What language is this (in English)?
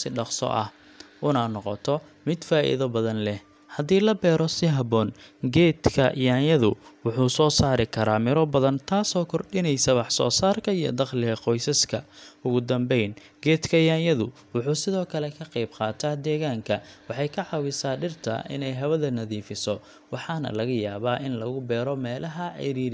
Somali